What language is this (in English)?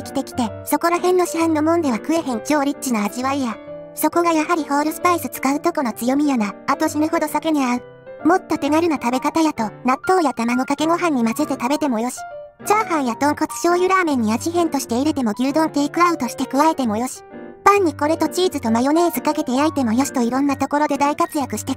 Japanese